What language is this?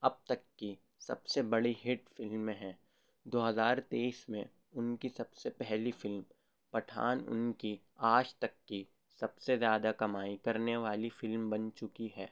Urdu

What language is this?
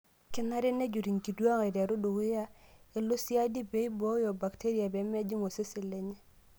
Masai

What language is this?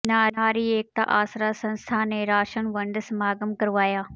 Punjabi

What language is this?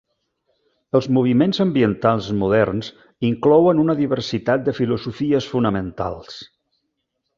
Catalan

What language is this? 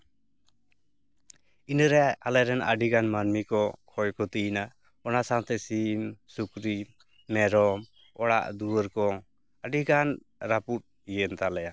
Santali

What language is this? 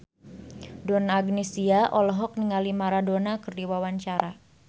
Sundanese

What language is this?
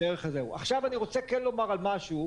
Hebrew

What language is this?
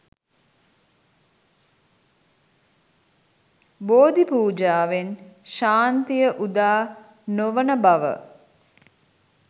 Sinhala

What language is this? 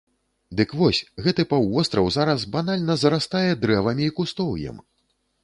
Belarusian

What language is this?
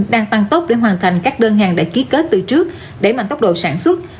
Vietnamese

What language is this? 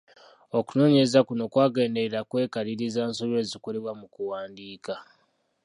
Ganda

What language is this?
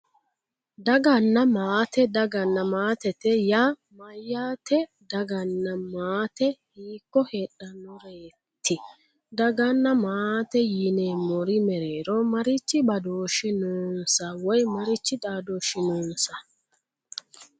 Sidamo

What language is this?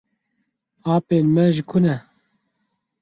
Kurdish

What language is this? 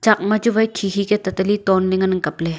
Wancho Naga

